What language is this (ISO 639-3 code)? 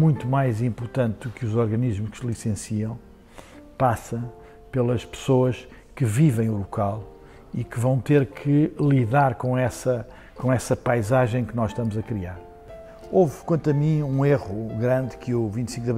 por